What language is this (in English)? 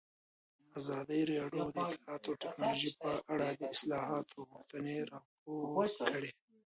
Pashto